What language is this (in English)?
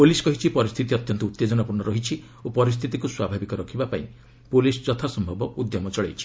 Odia